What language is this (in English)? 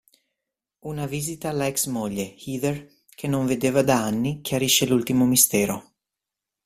Italian